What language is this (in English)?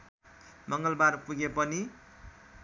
Nepali